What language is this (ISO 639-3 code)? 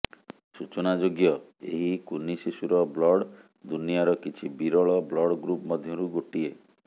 ori